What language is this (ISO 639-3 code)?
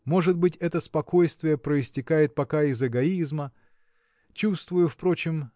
rus